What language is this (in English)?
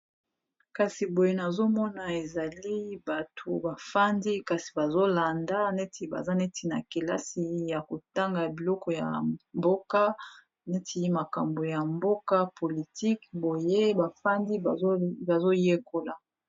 Lingala